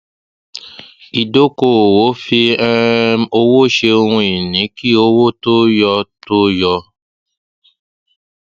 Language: Yoruba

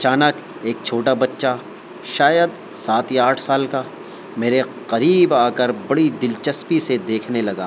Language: Urdu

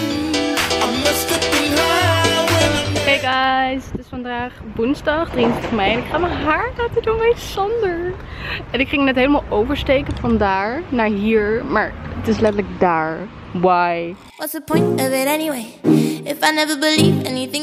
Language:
Dutch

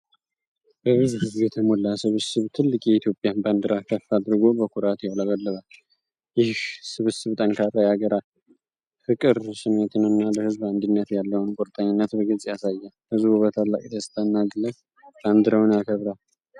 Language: Amharic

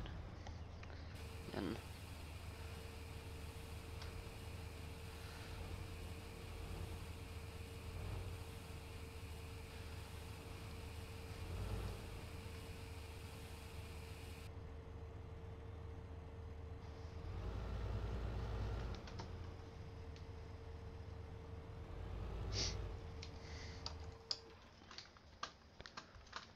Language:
Finnish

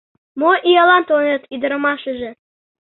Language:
Mari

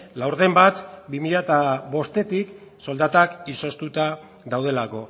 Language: Basque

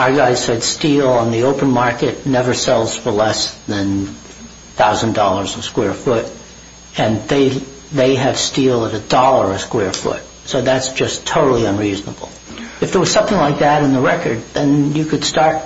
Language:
English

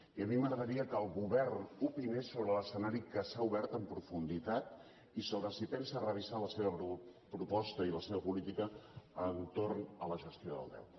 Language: Catalan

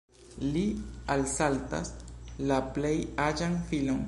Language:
Esperanto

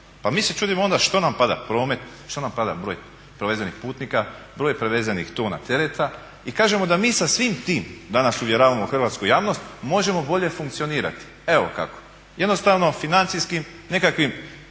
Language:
Croatian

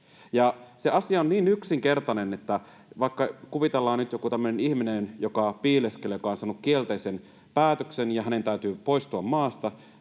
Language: Finnish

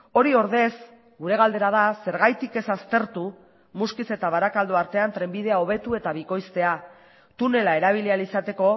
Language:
Basque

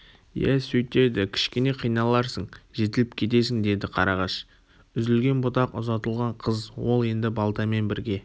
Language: Kazakh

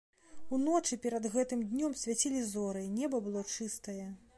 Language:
Belarusian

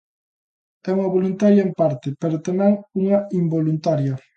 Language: Galician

